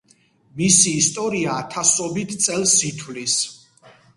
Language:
Georgian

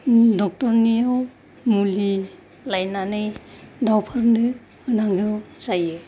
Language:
Bodo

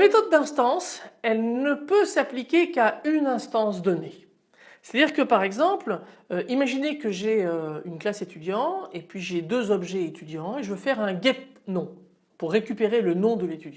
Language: French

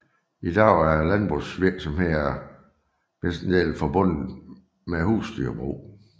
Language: Danish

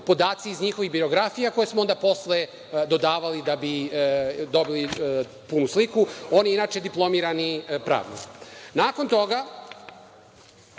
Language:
Serbian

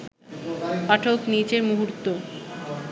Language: Bangla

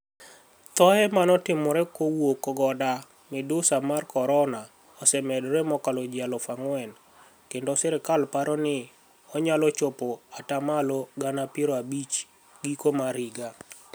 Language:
Luo (Kenya and Tanzania)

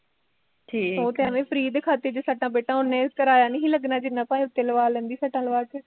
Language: Punjabi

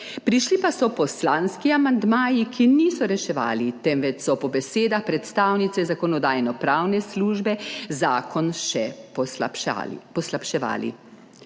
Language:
Slovenian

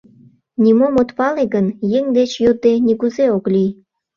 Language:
Mari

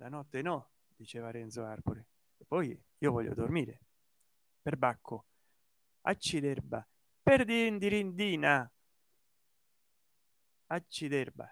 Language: Italian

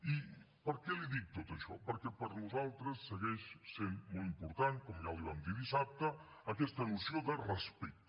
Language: Catalan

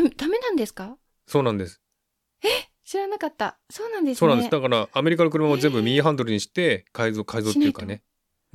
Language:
Japanese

